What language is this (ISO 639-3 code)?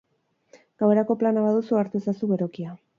eus